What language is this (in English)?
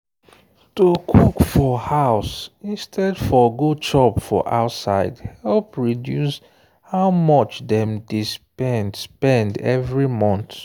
Nigerian Pidgin